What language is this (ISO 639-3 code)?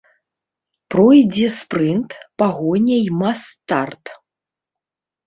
bel